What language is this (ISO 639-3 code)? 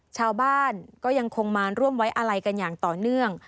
tha